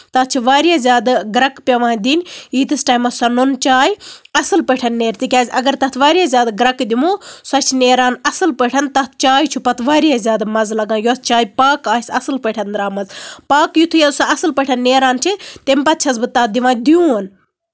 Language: Kashmiri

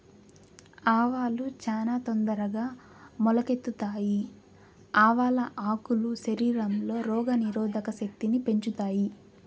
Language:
Telugu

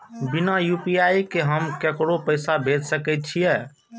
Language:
Maithili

